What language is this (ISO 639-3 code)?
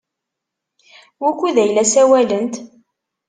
kab